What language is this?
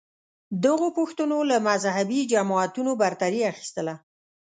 Pashto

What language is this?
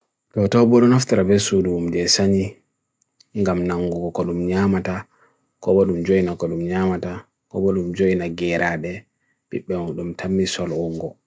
Bagirmi Fulfulde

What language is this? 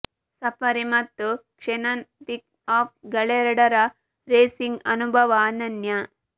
Kannada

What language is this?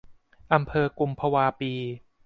Thai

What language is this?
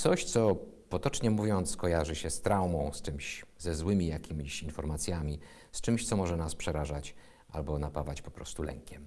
Polish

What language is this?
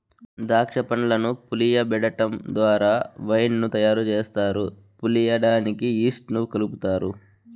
Telugu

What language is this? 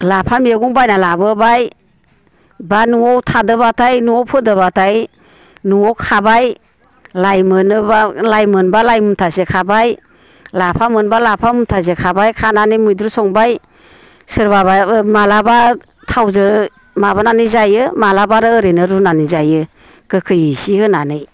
Bodo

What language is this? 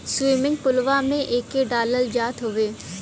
Bhojpuri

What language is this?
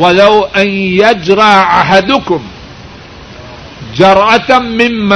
Urdu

